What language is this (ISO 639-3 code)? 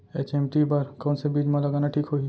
hne